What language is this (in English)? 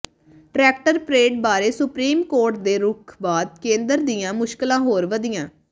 Punjabi